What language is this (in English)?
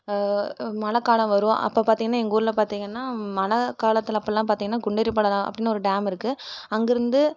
Tamil